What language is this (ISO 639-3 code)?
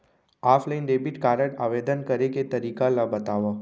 hne